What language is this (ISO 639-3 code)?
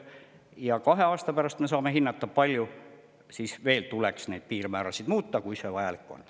est